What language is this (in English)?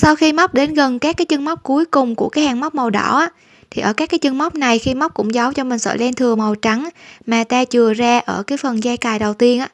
Vietnamese